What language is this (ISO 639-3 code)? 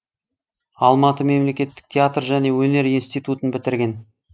kaz